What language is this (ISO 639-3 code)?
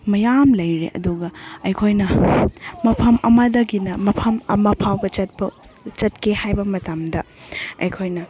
mni